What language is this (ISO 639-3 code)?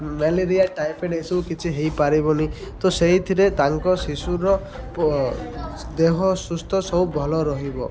ori